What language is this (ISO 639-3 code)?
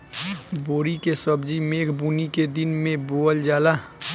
bho